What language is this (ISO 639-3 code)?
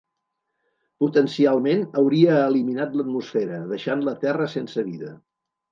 cat